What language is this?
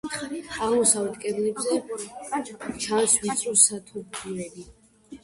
Georgian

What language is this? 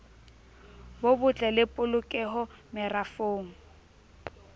Southern Sotho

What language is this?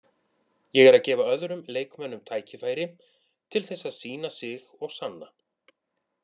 Icelandic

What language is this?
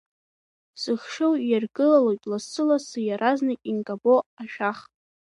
Abkhazian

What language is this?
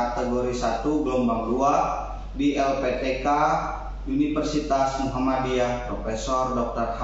Indonesian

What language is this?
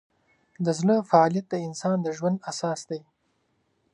Pashto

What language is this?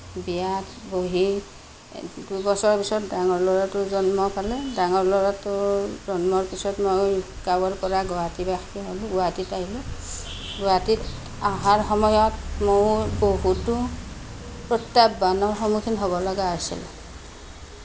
Assamese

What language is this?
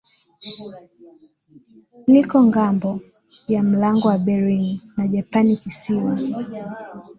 Swahili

